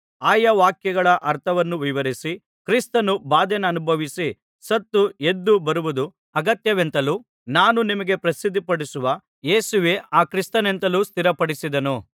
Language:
Kannada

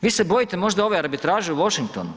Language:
Croatian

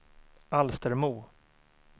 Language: Swedish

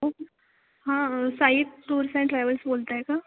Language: Marathi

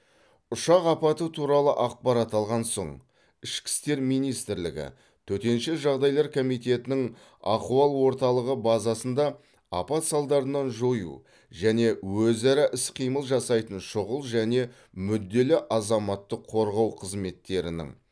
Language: Kazakh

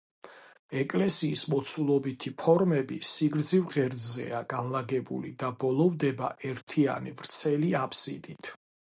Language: Georgian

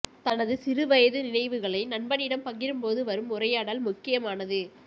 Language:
Tamil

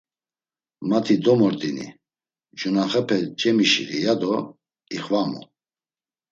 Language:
Laz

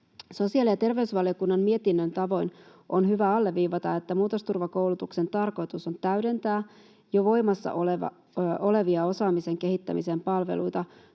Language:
Finnish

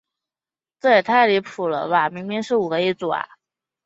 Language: Chinese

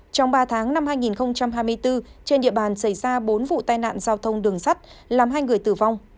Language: Vietnamese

